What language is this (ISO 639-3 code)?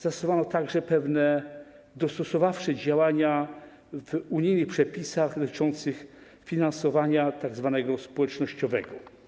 pol